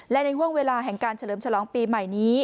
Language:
Thai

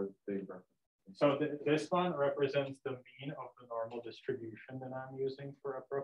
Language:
English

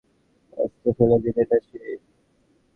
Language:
Bangla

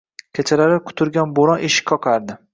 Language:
Uzbek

